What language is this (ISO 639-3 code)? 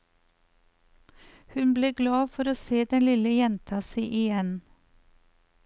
nor